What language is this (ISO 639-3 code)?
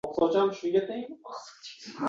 uzb